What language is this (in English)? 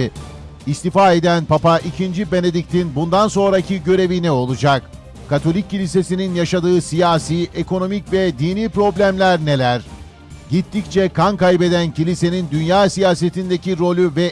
Turkish